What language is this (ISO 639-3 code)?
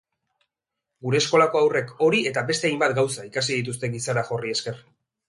eus